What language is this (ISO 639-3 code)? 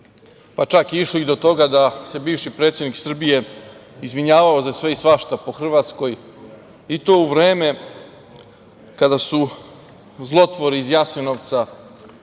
srp